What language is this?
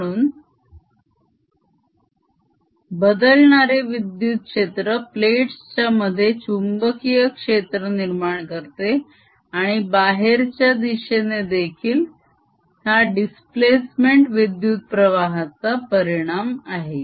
Marathi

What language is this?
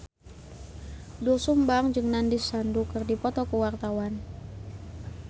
Sundanese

